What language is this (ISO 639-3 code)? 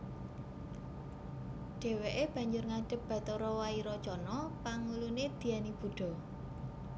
jav